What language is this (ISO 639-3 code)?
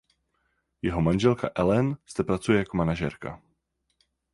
ces